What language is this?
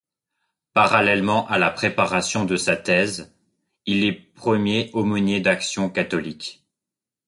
French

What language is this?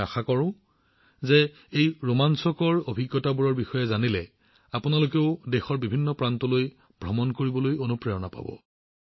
Assamese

